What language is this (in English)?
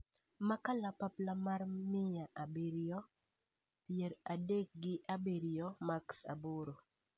Luo (Kenya and Tanzania)